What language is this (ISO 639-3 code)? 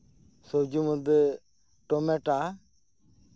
sat